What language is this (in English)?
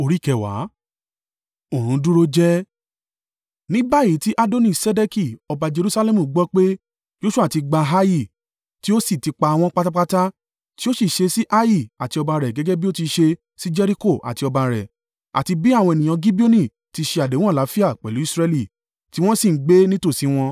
Yoruba